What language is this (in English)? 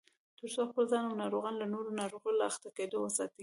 Pashto